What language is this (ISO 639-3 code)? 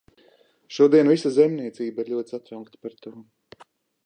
lav